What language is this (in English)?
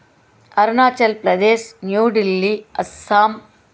Telugu